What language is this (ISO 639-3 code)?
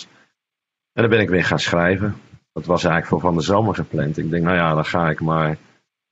nld